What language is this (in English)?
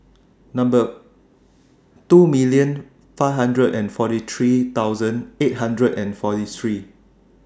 English